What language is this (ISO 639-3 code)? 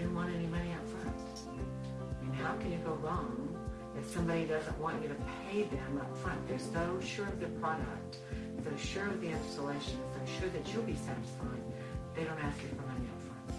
eng